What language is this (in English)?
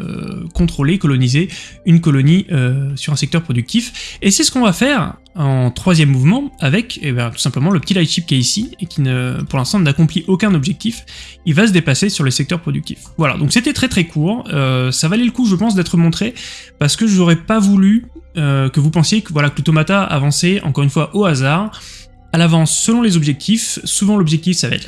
French